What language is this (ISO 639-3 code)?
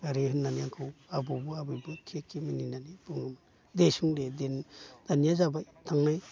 brx